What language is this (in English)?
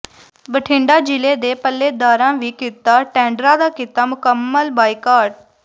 Punjabi